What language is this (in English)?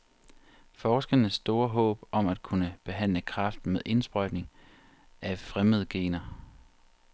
Danish